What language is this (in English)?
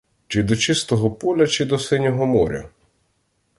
Ukrainian